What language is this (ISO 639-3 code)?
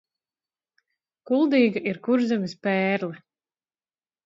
lav